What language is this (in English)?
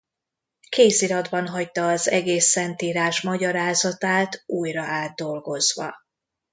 Hungarian